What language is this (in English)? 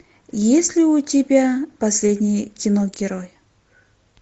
Russian